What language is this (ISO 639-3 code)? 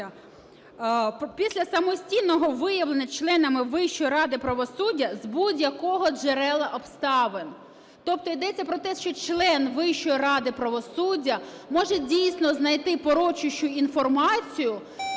ukr